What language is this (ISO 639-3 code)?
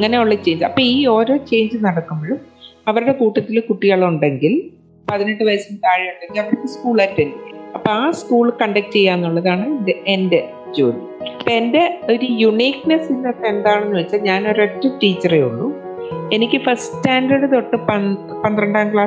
mal